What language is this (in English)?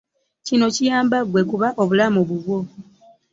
Ganda